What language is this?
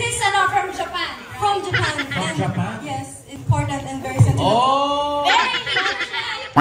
Filipino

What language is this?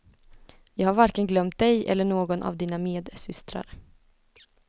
Swedish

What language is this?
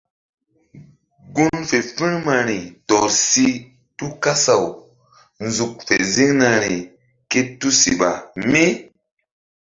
Mbum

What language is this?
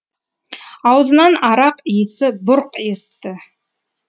Kazakh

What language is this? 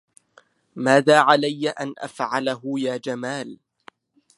Arabic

